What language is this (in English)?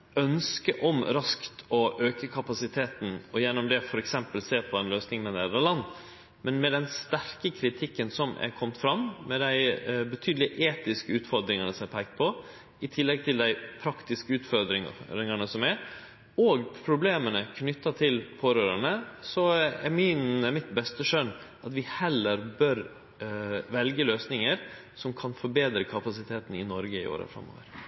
Norwegian Nynorsk